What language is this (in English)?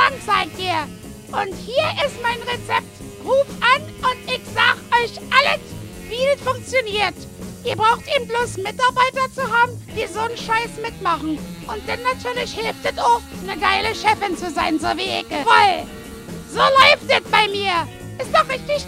German